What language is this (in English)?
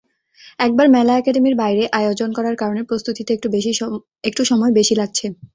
Bangla